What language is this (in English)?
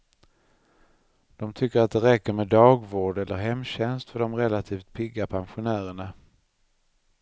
Swedish